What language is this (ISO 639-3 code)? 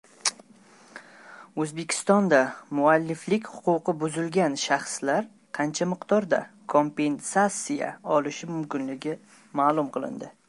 uzb